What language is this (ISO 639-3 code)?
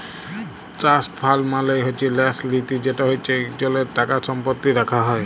ben